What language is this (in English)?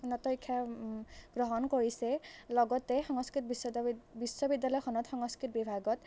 Assamese